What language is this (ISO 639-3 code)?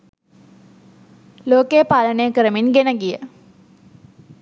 sin